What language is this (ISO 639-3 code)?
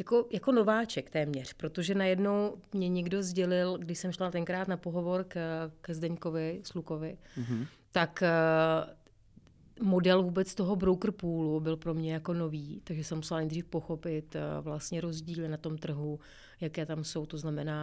ces